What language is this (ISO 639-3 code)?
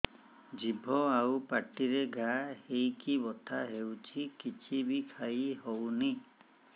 ori